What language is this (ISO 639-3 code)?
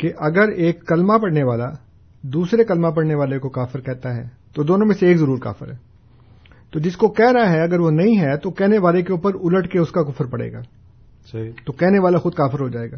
urd